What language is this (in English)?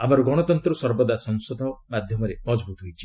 Odia